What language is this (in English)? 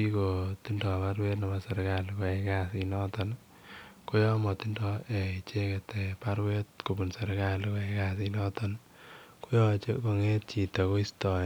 Kalenjin